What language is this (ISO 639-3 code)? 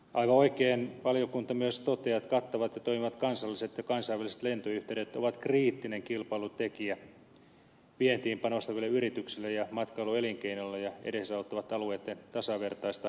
fin